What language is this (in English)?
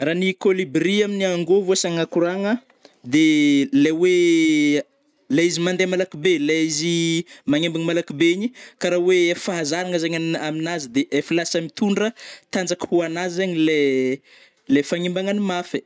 Northern Betsimisaraka Malagasy